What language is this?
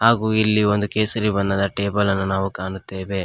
Kannada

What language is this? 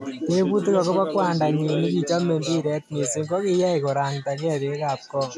Kalenjin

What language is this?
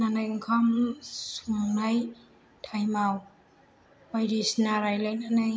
Bodo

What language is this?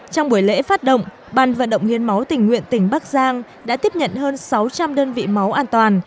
Vietnamese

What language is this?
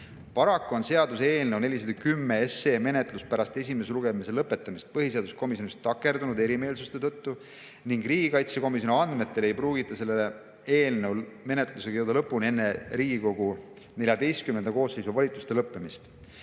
Estonian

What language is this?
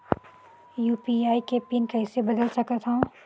Chhattisgarhi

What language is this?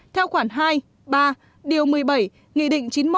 Vietnamese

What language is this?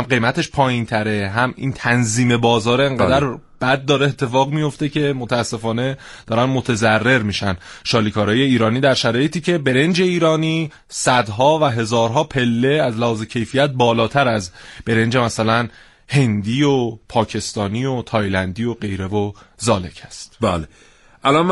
Persian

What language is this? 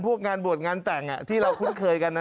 Thai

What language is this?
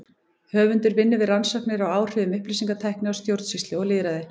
Icelandic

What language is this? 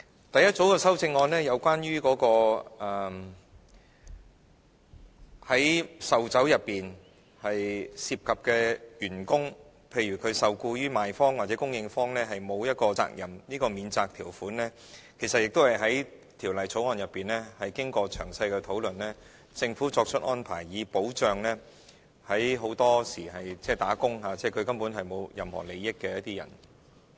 Cantonese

